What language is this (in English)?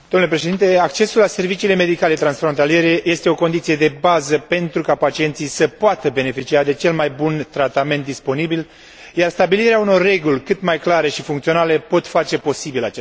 Romanian